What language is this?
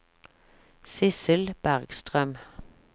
Norwegian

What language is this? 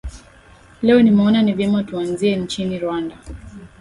Swahili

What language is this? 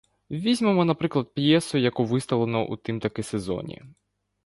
Ukrainian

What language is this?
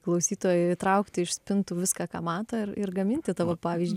Lithuanian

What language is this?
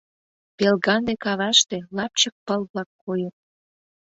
Mari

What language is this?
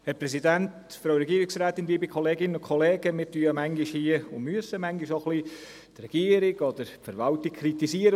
Swiss German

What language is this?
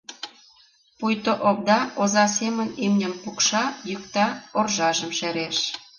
Mari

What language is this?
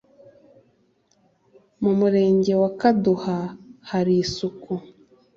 Kinyarwanda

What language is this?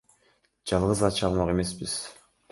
Kyrgyz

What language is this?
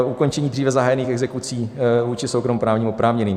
Czech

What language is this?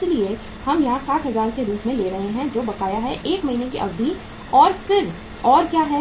Hindi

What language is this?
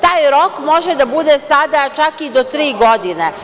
Serbian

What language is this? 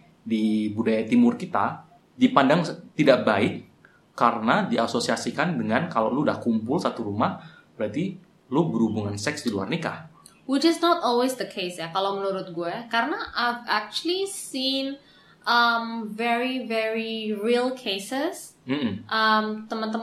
Indonesian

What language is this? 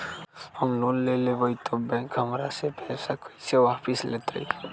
Magahi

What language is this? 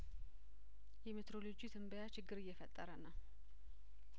Amharic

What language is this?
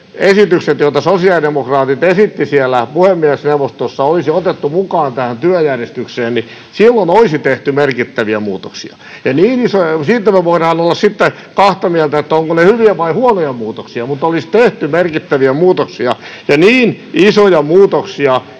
Finnish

